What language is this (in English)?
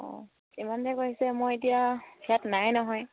Assamese